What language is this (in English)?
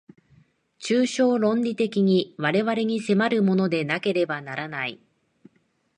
Japanese